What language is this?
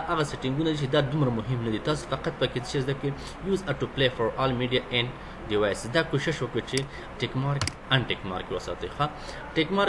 Romanian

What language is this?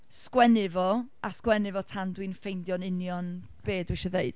Welsh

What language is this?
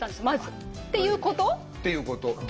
Japanese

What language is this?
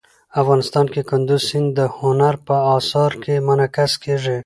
Pashto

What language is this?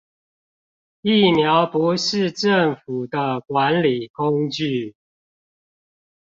Chinese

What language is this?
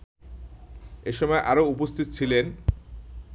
Bangla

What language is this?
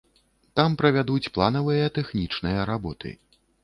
Belarusian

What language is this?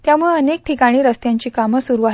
Marathi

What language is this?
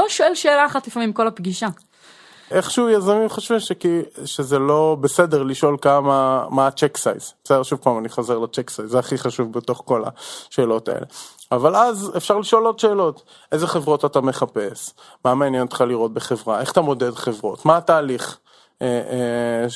Hebrew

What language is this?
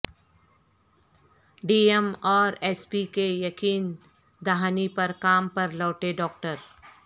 Urdu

